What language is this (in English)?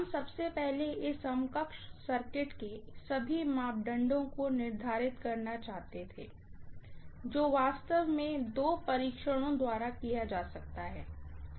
Hindi